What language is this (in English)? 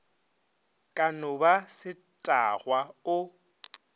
Northern Sotho